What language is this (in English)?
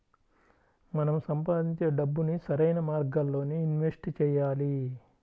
Telugu